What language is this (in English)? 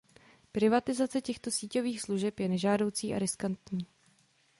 Czech